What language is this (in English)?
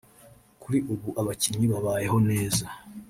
Kinyarwanda